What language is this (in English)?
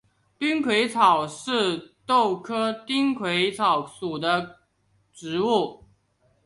Chinese